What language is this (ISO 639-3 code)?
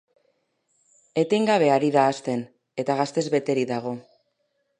eus